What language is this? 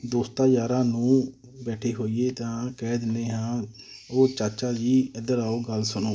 Punjabi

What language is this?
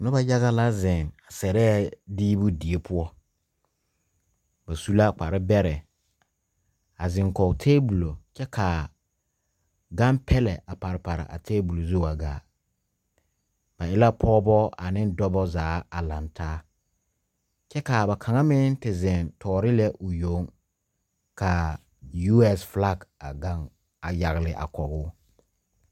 Southern Dagaare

